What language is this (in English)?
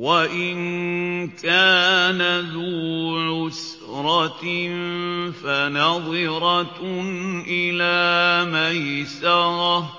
Arabic